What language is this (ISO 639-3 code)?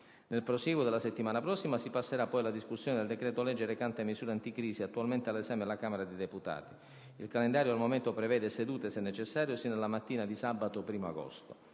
ita